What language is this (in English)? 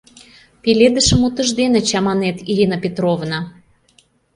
Mari